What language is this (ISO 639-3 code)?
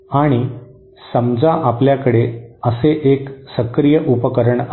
mar